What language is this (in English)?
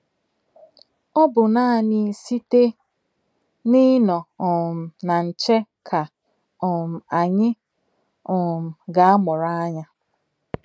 Igbo